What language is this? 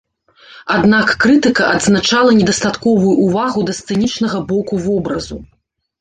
Belarusian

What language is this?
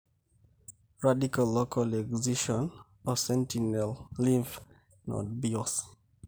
Masai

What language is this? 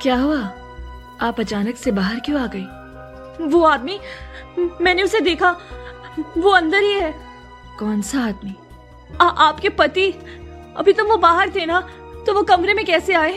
Hindi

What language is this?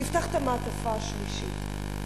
Hebrew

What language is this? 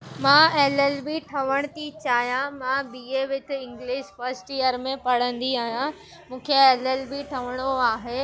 Sindhi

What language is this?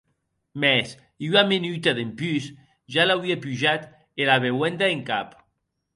Occitan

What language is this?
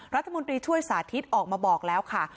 Thai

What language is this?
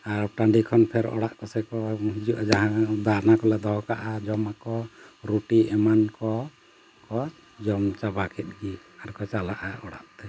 Santali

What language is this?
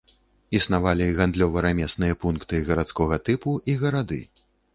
Belarusian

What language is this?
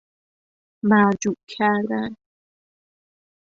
Persian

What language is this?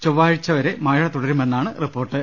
Malayalam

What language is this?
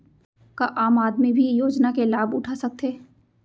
Chhattisgarhi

